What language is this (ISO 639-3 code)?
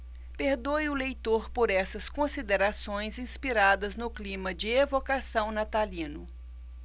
por